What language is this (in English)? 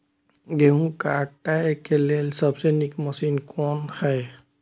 Maithili